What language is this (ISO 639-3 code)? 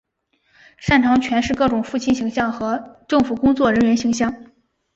zho